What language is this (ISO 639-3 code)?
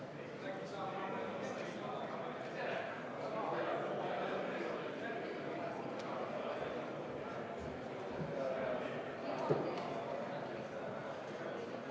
est